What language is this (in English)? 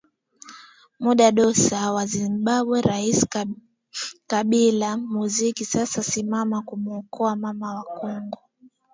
Swahili